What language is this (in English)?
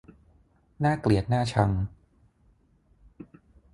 Thai